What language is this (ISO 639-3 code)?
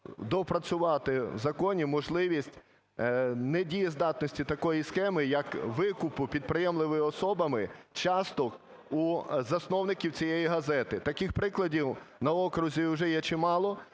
ukr